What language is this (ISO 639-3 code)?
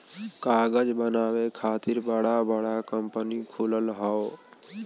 bho